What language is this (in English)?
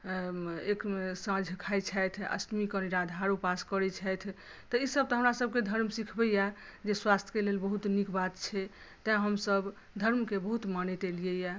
Maithili